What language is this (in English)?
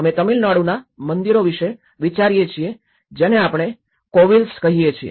Gujarati